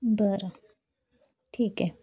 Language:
Marathi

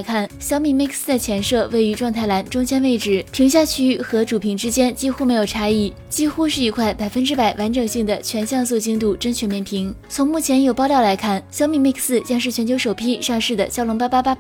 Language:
Chinese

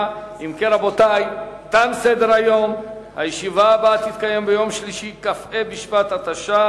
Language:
Hebrew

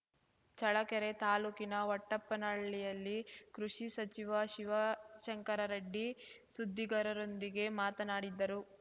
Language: Kannada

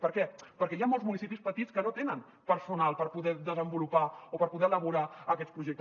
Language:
Catalan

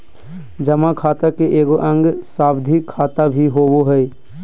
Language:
Magahi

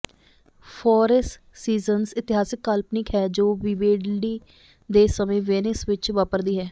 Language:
Punjabi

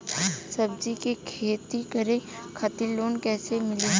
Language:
Bhojpuri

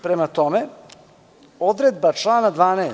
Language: Serbian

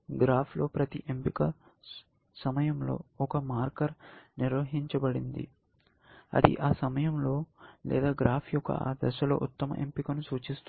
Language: Telugu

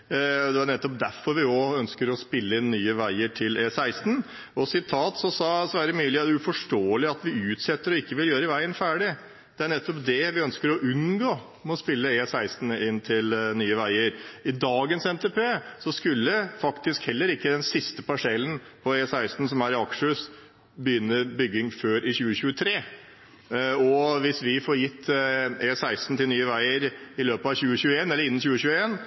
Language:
Norwegian Bokmål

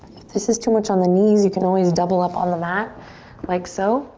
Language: English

